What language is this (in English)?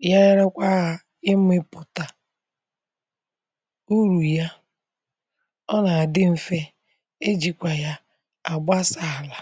Igbo